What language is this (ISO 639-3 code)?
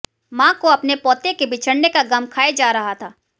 hin